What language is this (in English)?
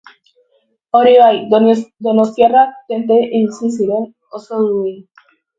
Basque